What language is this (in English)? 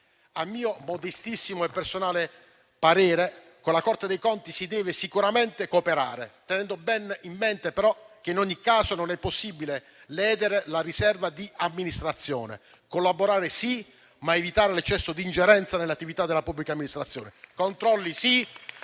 Italian